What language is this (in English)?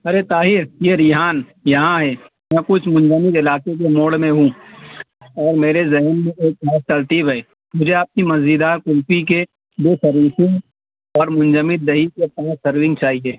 Urdu